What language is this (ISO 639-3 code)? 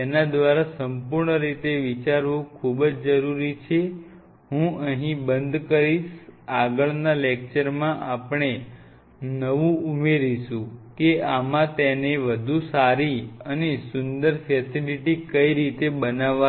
guj